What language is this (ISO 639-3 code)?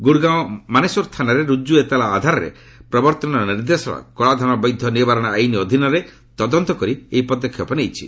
ori